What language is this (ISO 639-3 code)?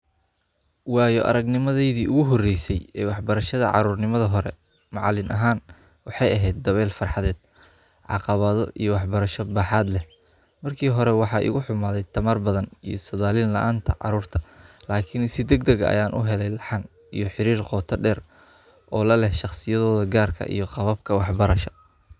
som